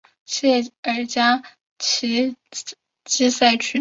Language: Chinese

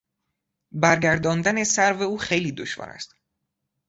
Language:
Persian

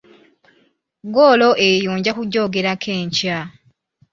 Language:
Ganda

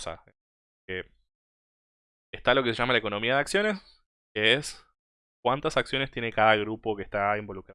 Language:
Spanish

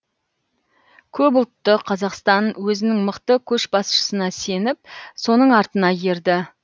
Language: Kazakh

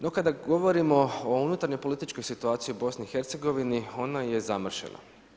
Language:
Croatian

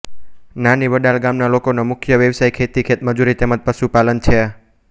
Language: Gujarati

